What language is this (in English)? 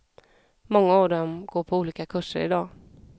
Swedish